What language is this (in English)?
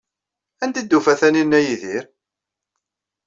Kabyle